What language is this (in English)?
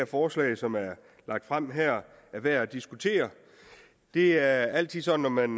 Danish